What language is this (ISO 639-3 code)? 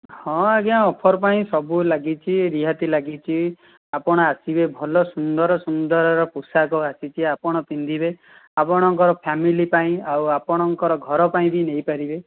ori